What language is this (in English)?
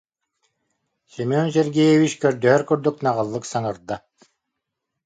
Yakut